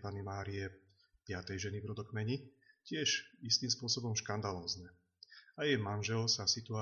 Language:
Slovak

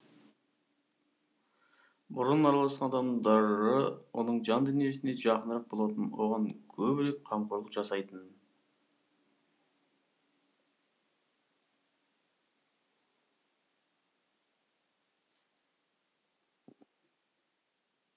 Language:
Kazakh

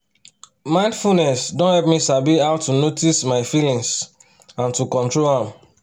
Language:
Nigerian Pidgin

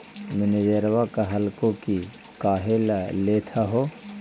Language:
Magahi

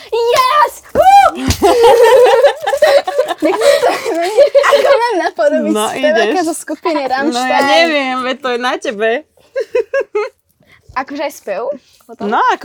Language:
Slovak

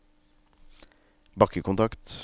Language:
Norwegian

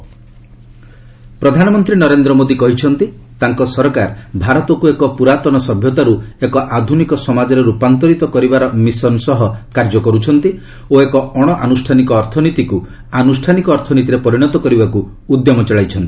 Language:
Odia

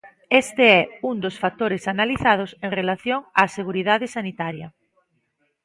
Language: Galician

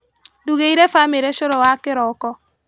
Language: Kikuyu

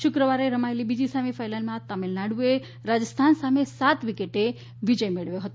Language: Gujarati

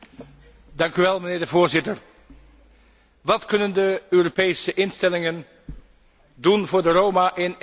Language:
Dutch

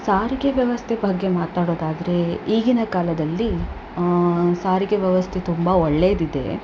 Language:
Kannada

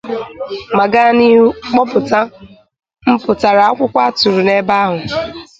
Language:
Igbo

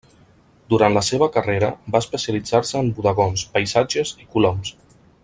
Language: Catalan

